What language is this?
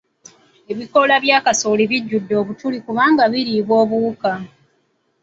Ganda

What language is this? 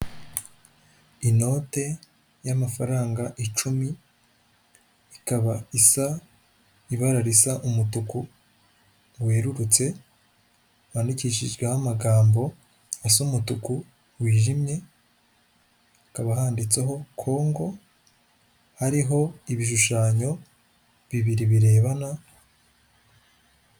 Kinyarwanda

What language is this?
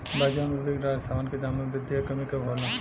Bhojpuri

